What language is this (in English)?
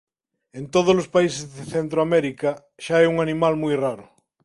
Galician